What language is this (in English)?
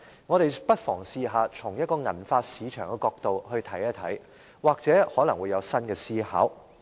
Cantonese